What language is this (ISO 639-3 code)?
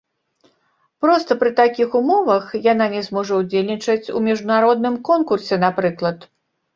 bel